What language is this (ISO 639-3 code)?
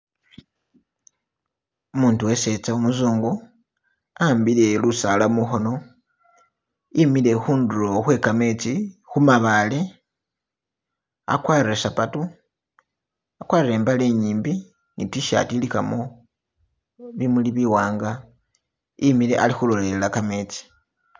myx